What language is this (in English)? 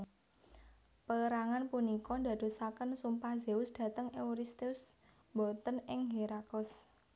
Javanese